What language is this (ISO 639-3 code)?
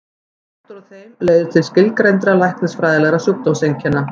isl